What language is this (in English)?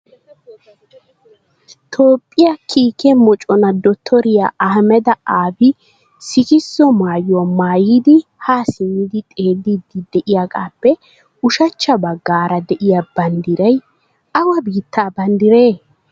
Wolaytta